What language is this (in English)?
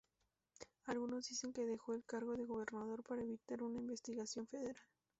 Spanish